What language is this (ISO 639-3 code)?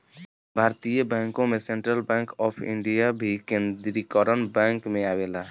bho